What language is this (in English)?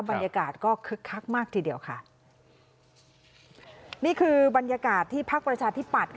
Thai